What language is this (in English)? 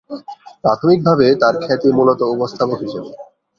Bangla